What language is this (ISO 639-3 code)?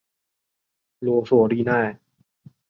zho